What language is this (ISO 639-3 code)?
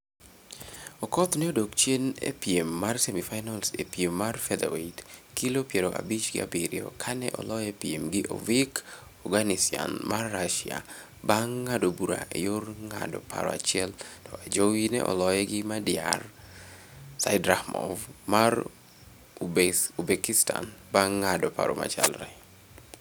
luo